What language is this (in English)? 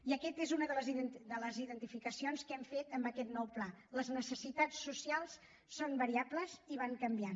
Catalan